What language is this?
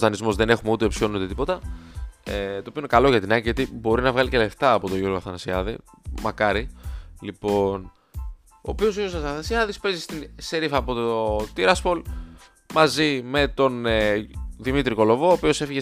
Greek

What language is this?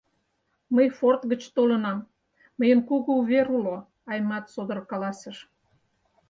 Mari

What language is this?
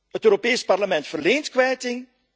Dutch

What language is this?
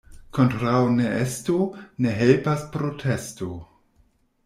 Esperanto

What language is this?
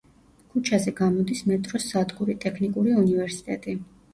Georgian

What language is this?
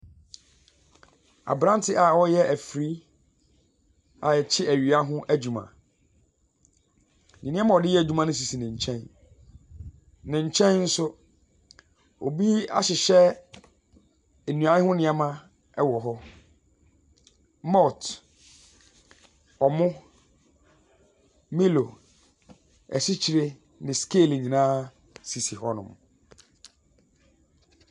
Akan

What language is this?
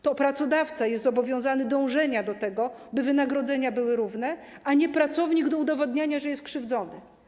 Polish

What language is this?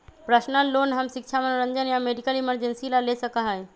Magahi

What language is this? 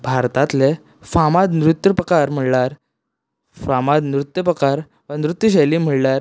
Konkani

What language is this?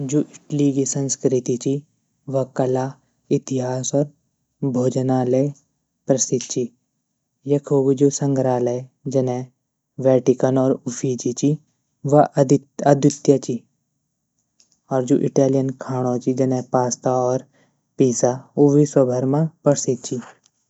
Garhwali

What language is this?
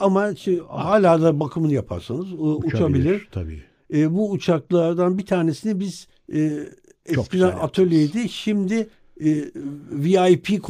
Turkish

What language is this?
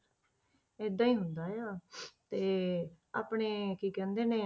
Punjabi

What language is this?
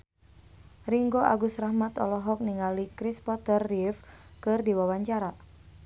Sundanese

